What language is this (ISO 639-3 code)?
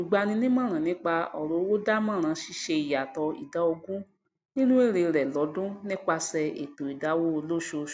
yor